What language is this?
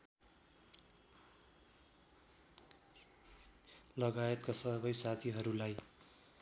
Nepali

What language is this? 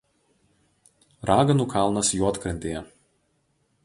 Lithuanian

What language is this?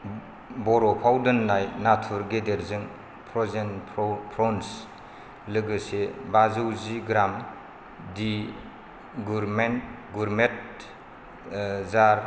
Bodo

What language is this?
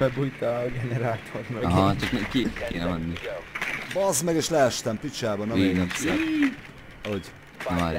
Hungarian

